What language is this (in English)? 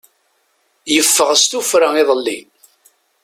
Kabyle